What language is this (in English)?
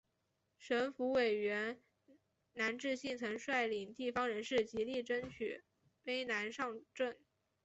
Chinese